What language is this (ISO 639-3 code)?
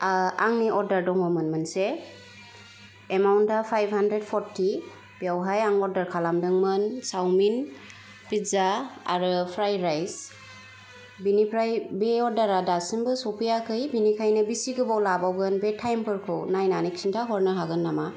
brx